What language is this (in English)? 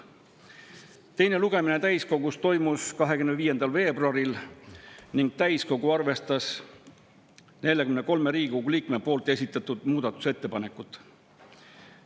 Estonian